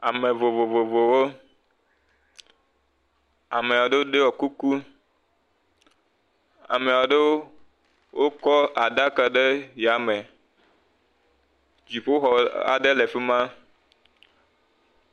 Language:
Ewe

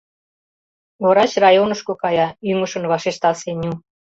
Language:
Mari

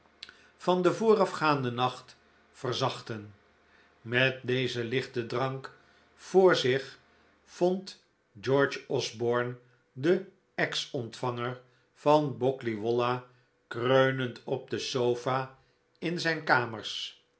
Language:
Dutch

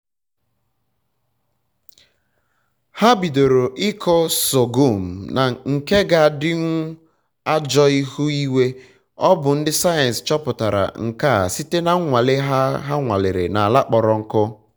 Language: Igbo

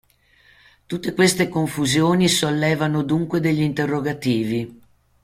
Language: Italian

